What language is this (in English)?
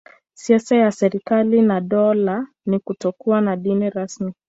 Swahili